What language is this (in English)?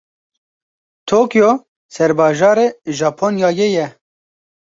Kurdish